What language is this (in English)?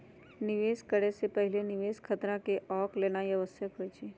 Magahi